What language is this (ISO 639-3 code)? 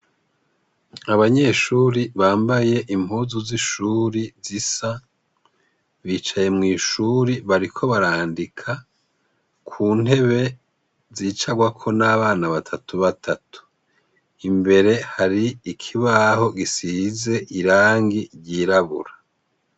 run